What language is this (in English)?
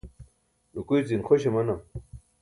Burushaski